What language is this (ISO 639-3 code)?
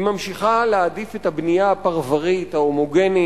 heb